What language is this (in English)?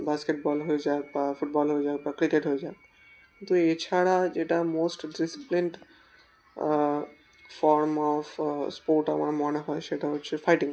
Bangla